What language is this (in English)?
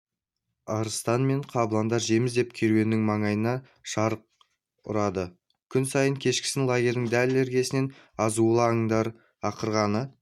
Kazakh